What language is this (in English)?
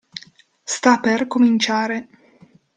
Italian